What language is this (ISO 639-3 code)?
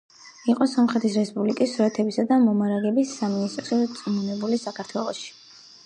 kat